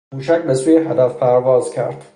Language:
Persian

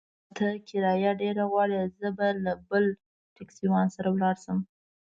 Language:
Pashto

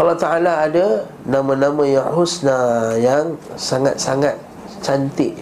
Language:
Malay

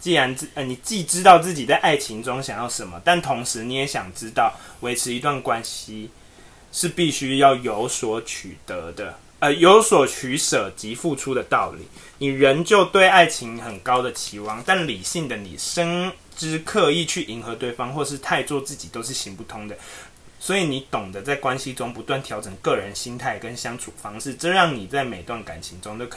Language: Chinese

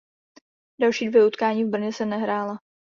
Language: Czech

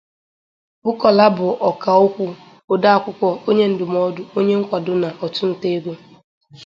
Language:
Igbo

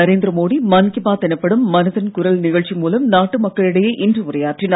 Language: Tamil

